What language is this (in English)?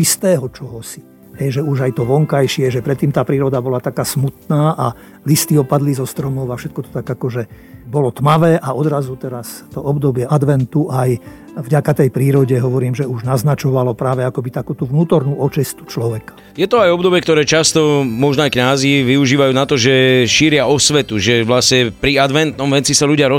Slovak